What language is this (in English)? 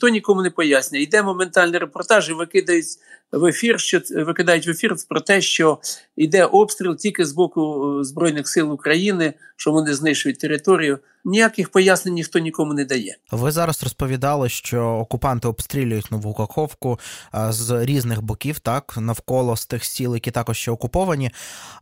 Ukrainian